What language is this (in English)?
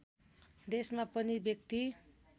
Nepali